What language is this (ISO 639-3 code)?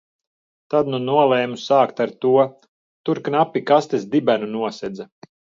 lav